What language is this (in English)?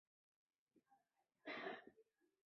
Chinese